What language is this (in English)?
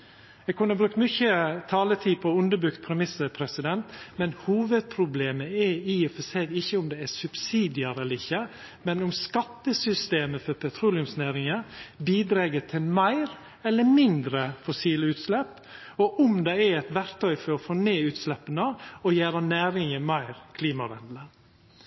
Norwegian Nynorsk